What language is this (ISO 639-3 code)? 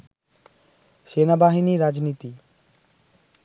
ben